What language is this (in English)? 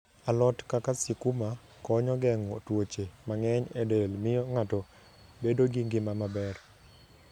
Luo (Kenya and Tanzania)